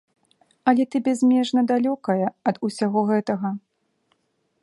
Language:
Belarusian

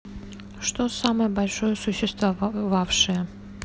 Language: Russian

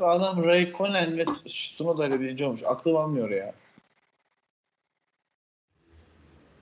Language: Turkish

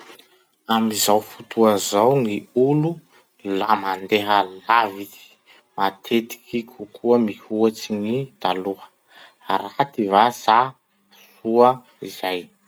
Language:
Masikoro Malagasy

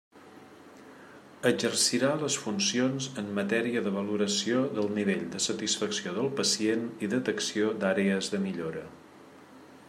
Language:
Catalan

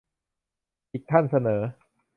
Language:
Thai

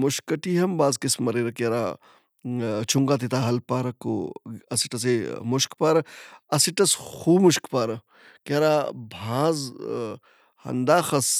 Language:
Brahui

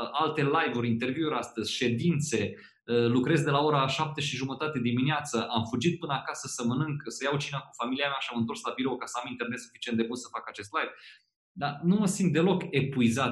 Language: Romanian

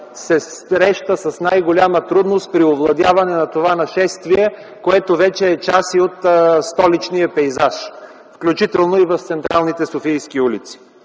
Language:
Bulgarian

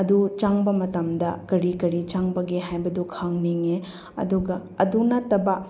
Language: Manipuri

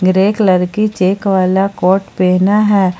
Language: Hindi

